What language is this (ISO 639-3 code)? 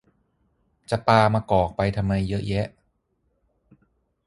tha